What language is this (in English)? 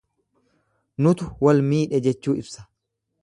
Oromo